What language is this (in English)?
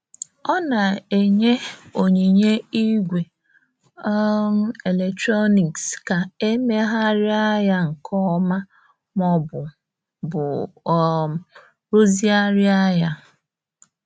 Igbo